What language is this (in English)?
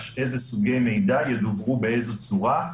Hebrew